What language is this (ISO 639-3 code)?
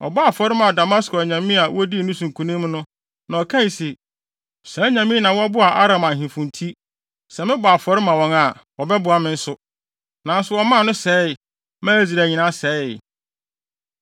aka